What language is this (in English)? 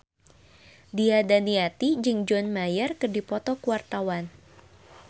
Sundanese